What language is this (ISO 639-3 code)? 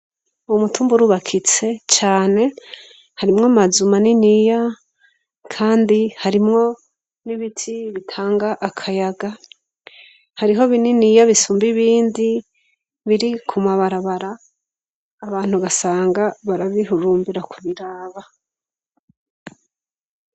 run